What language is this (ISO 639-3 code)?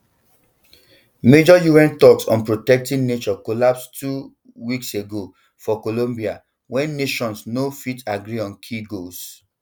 pcm